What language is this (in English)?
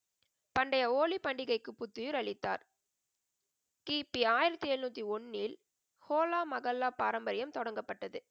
Tamil